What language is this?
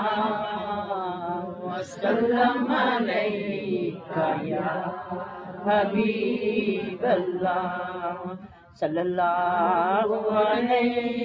Urdu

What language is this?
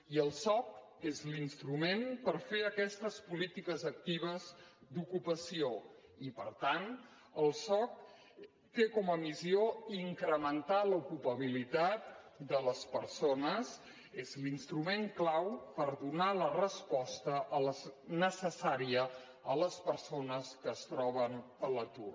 Catalan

